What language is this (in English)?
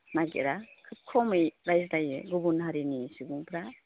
Bodo